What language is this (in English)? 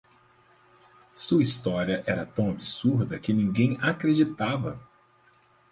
Portuguese